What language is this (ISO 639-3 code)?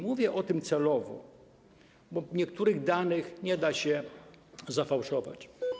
pol